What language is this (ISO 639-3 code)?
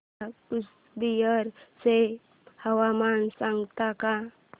mar